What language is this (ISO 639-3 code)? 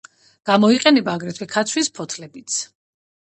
kat